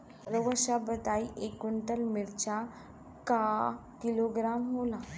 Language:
Bhojpuri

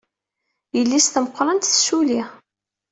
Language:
Kabyle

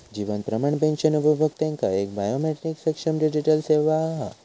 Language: Marathi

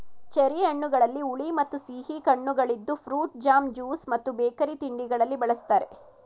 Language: Kannada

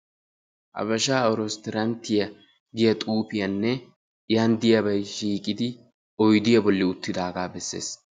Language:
Wolaytta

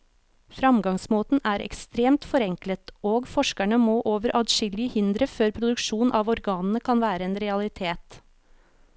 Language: Norwegian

